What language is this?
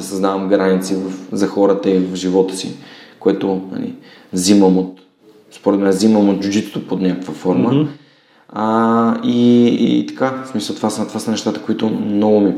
Bulgarian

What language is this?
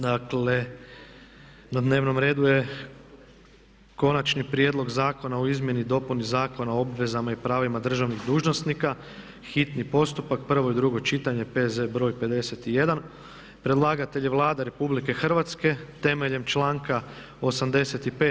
Croatian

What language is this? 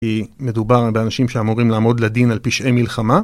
Hebrew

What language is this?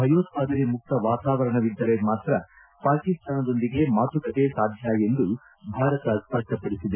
Kannada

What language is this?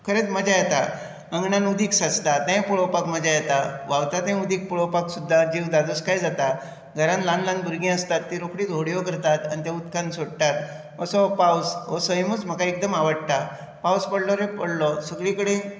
Konkani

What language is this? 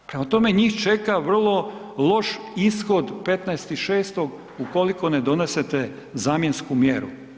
Croatian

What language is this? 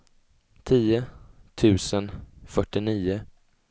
Swedish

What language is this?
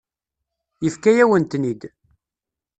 Kabyle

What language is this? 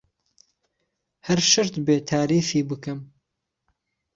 Central Kurdish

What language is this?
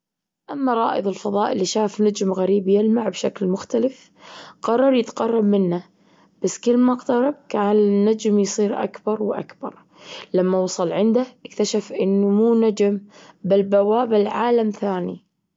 Gulf Arabic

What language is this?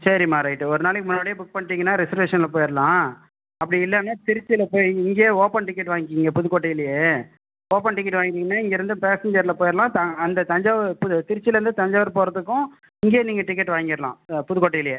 Tamil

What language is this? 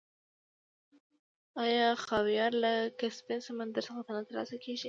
Pashto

